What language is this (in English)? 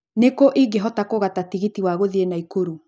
Kikuyu